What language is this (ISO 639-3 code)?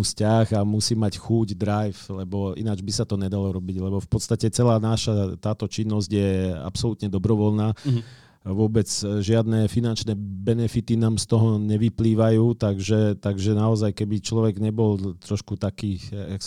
slk